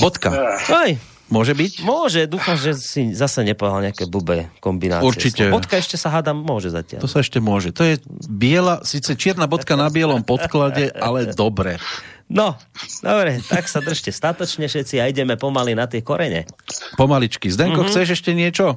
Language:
Slovak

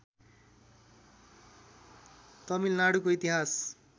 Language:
Nepali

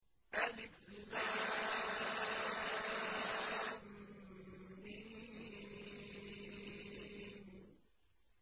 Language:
Arabic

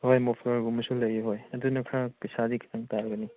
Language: Manipuri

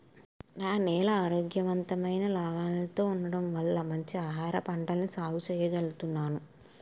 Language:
Telugu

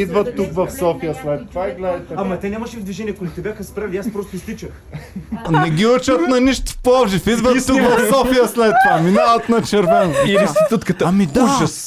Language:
Bulgarian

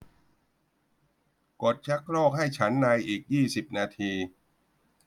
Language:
Thai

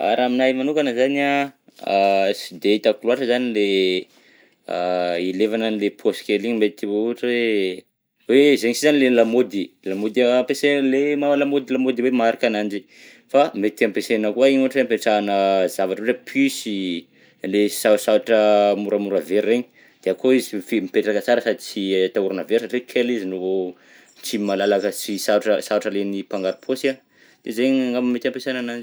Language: Southern Betsimisaraka Malagasy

